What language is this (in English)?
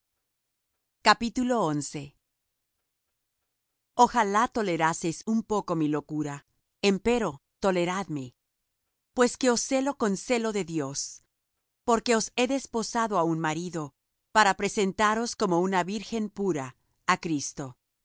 Spanish